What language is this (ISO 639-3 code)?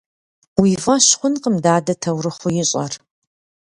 kbd